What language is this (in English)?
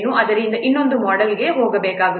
Kannada